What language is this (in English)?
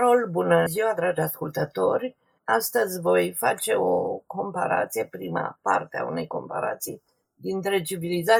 Romanian